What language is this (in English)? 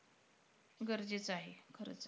Marathi